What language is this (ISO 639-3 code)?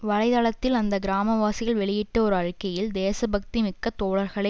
tam